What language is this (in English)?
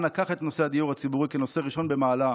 Hebrew